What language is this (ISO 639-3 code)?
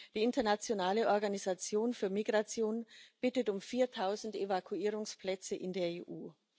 deu